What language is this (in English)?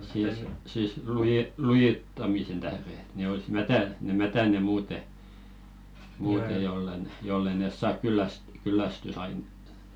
Finnish